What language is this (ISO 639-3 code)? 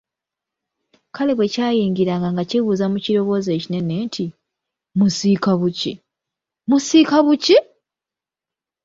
lug